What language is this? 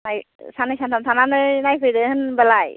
Bodo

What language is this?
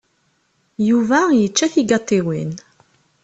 Kabyle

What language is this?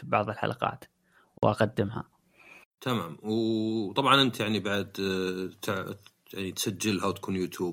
Arabic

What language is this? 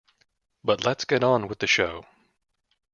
English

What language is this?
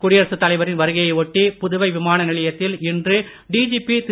Tamil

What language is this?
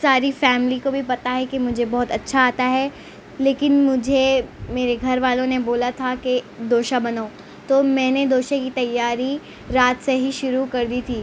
Urdu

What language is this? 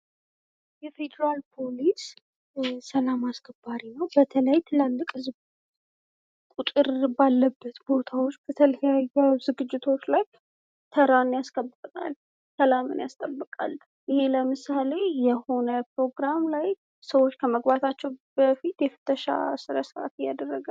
Amharic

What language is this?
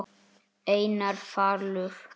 Icelandic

